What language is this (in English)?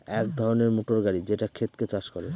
Bangla